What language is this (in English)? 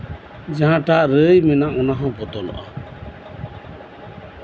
Santali